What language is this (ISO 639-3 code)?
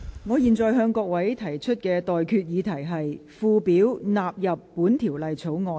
yue